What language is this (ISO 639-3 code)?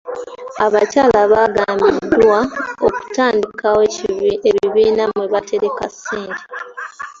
lug